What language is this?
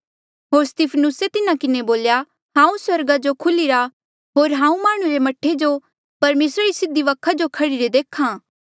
Mandeali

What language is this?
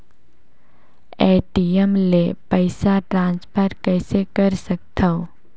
Chhattisgarhi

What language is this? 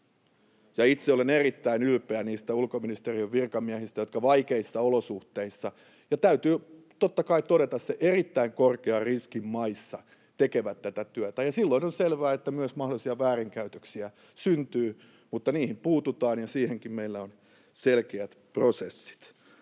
Finnish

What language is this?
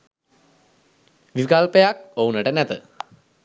Sinhala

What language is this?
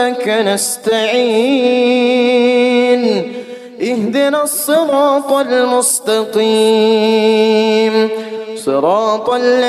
Arabic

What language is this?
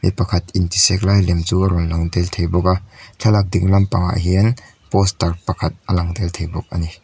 Mizo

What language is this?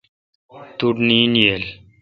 Kalkoti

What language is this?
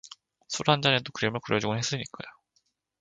Korean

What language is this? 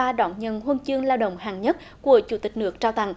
Vietnamese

